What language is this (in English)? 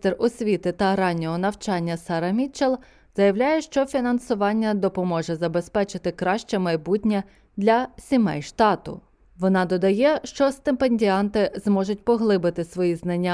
Ukrainian